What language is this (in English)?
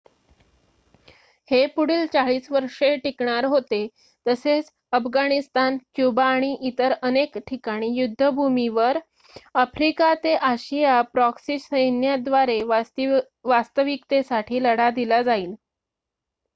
Marathi